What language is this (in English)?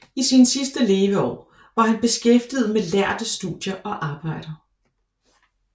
Danish